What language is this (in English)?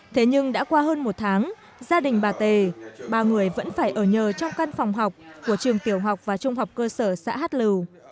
Vietnamese